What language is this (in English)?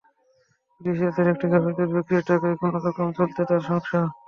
Bangla